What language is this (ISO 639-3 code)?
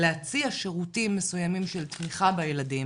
heb